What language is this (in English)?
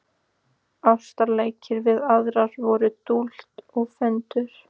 Icelandic